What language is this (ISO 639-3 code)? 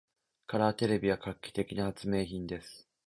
jpn